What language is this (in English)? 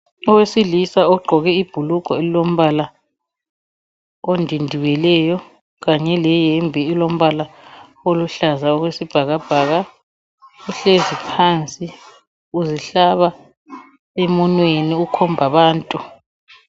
North Ndebele